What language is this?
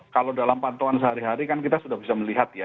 Indonesian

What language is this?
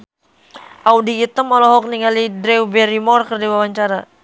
Sundanese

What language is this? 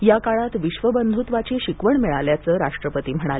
Marathi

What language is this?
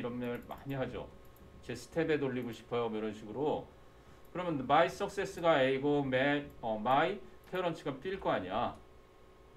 Korean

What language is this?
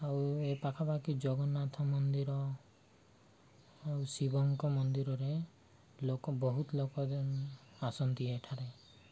Odia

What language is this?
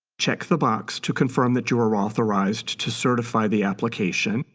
English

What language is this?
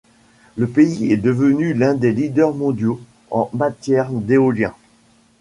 French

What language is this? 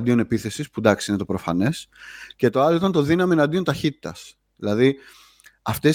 Greek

